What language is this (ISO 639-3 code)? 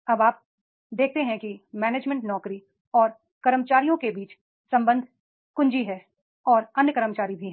hin